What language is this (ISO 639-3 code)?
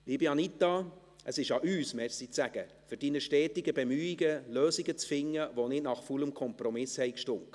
gsw